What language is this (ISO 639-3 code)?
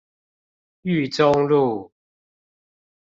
zho